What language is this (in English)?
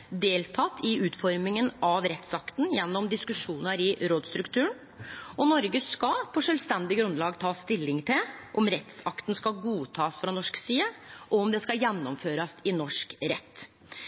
Norwegian Nynorsk